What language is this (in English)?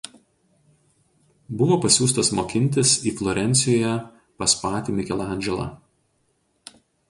Lithuanian